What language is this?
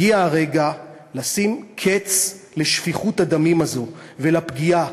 Hebrew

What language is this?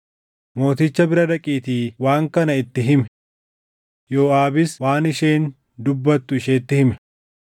Oromo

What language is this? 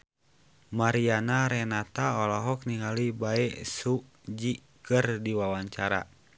Sundanese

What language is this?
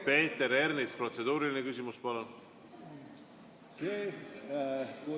Estonian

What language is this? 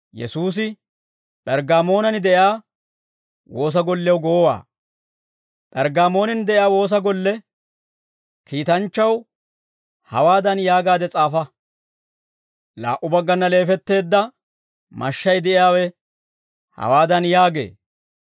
Dawro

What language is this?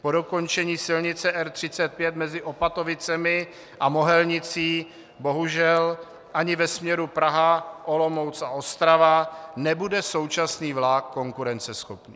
Czech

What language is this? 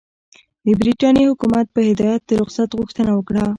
Pashto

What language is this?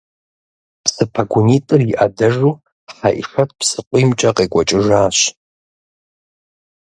Kabardian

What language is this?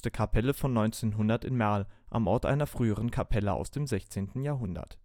German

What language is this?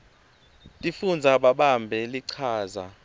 Swati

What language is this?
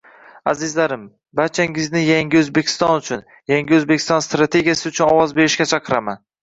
Uzbek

